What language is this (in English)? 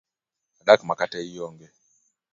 Luo (Kenya and Tanzania)